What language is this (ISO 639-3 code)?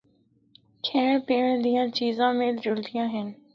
hno